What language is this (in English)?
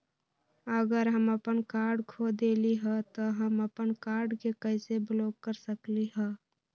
Magahi